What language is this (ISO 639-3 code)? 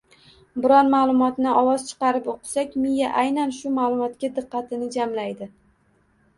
uzb